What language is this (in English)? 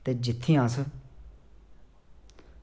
Dogri